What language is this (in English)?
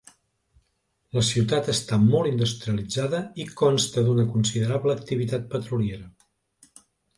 Catalan